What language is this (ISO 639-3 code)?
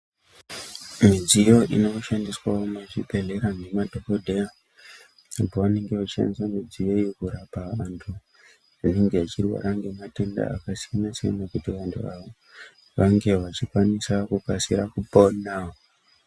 ndc